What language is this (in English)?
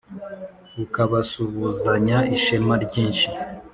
Kinyarwanda